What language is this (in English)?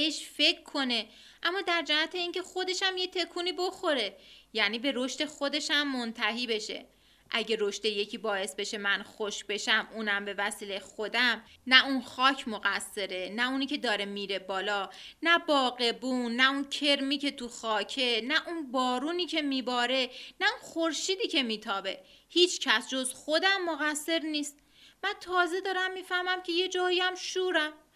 Persian